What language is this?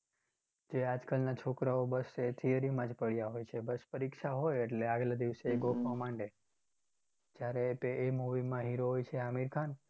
Gujarati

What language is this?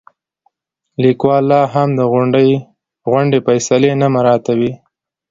Pashto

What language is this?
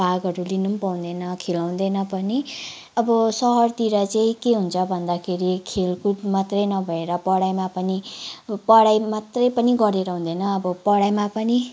Nepali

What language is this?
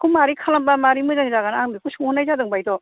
Bodo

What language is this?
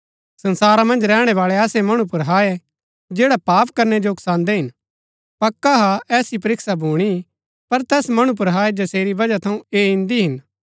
Gaddi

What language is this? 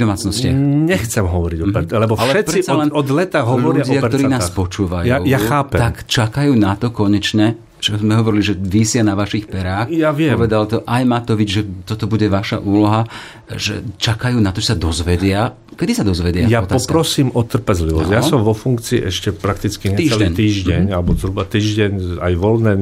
Slovak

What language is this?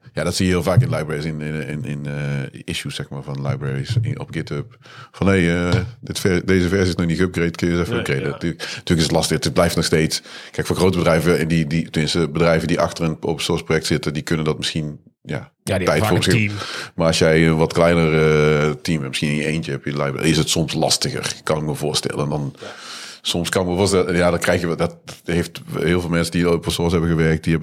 Dutch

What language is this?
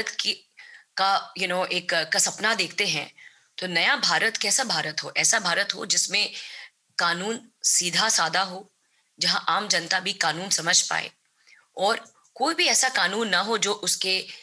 Hindi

